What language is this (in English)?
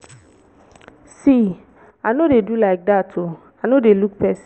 Nigerian Pidgin